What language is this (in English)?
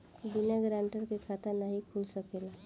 Bhojpuri